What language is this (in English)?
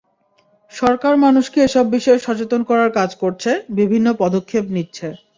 Bangla